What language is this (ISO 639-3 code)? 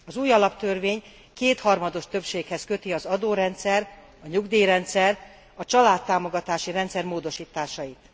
hun